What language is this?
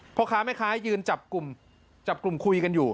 Thai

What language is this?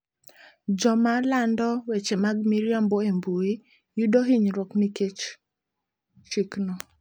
Luo (Kenya and Tanzania)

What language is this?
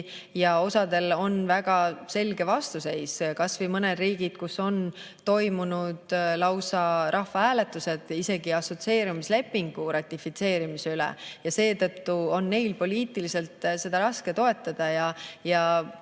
Estonian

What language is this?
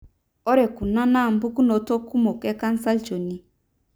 Masai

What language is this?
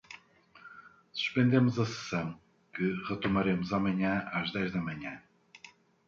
Portuguese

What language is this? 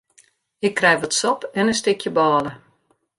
Western Frisian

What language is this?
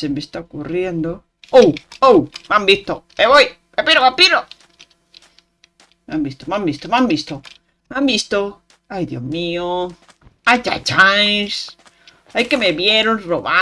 Spanish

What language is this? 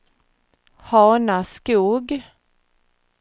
Swedish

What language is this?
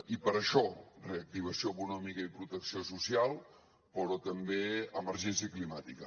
Catalan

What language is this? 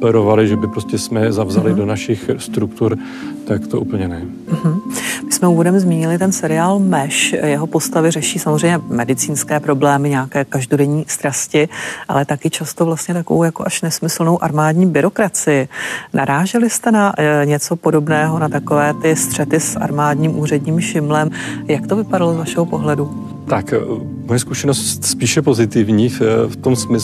Czech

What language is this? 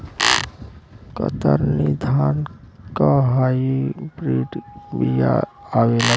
Bhojpuri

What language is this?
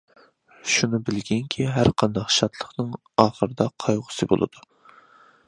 Uyghur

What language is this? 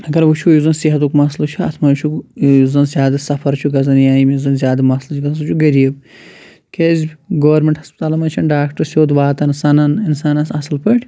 Kashmiri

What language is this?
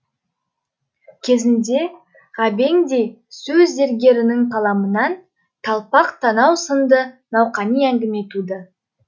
Kazakh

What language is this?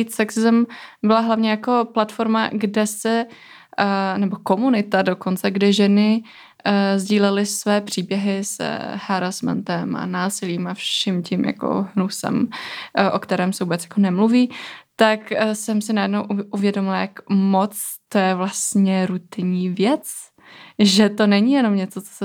Czech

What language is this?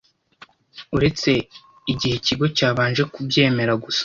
Kinyarwanda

